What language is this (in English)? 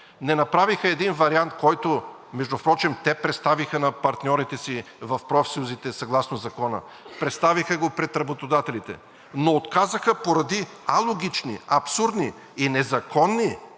Bulgarian